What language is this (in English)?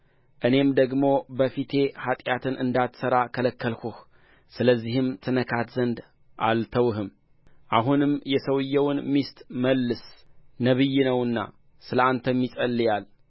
Amharic